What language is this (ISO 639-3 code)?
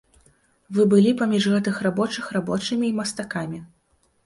bel